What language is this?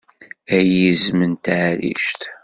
Kabyle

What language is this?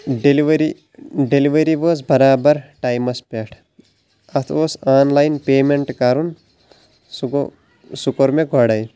Kashmiri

